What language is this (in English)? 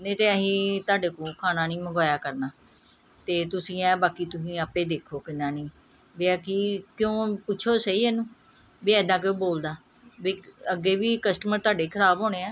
Punjabi